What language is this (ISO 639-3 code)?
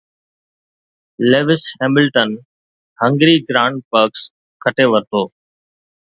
snd